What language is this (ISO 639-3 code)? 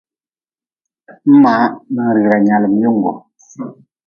nmz